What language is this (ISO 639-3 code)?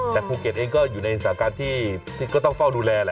tha